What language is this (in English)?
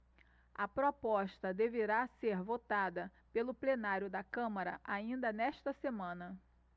Portuguese